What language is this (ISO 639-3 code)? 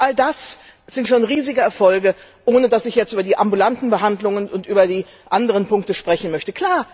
deu